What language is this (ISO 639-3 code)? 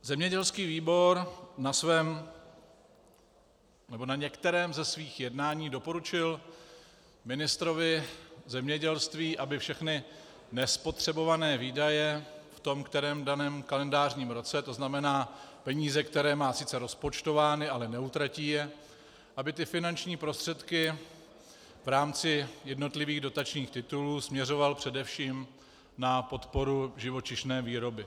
ces